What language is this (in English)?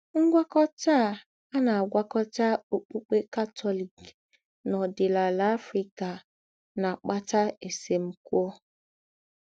Igbo